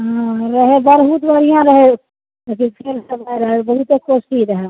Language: Maithili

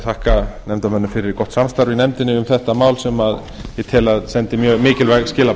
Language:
Icelandic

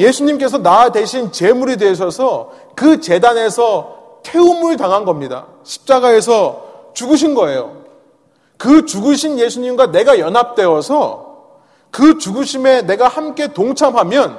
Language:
Korean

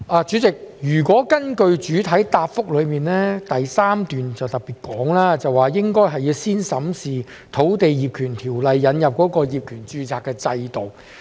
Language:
Cantonese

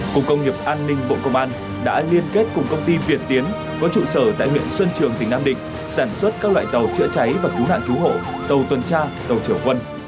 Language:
Vietnamese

